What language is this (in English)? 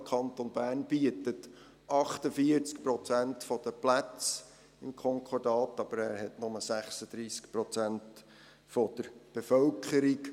Swiss German